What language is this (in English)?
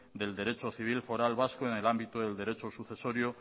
Spanish